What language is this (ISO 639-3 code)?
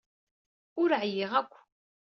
kab